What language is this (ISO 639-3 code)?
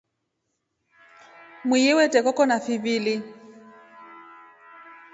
rof